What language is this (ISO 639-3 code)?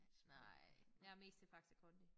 dan